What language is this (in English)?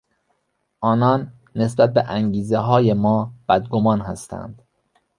Persian